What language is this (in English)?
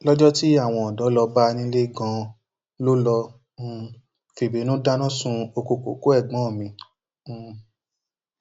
Yoruba